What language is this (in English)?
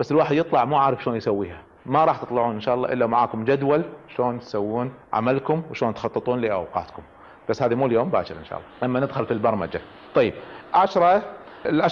Arabic